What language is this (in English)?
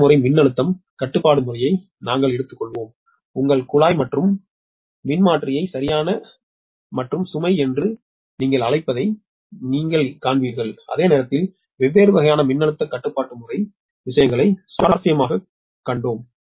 Tamil